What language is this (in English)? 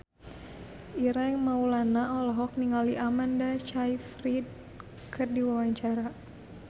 Sundanese